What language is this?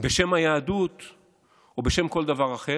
Hebrew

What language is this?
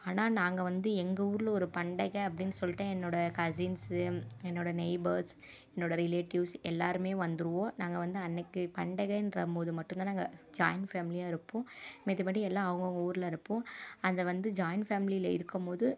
Tamil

